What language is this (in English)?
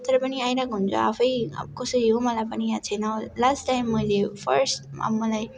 Nepali